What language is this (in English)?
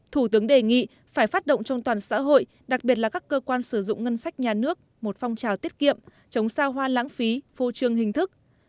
Vietnamese